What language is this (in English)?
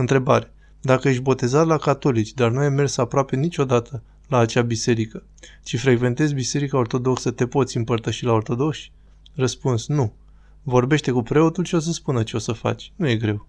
Romanian